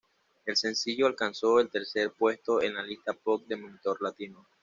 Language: Spanish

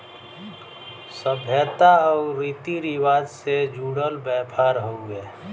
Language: Bhojpuri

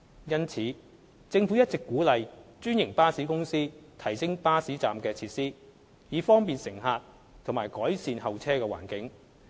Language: Cantonese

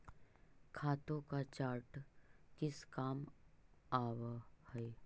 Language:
Magahi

